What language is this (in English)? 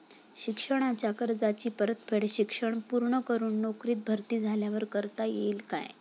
Marathi